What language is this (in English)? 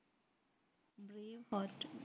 Tamil